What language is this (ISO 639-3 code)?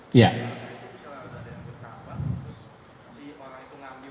ind